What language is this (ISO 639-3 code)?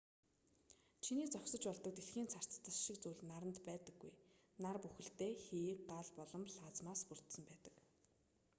mon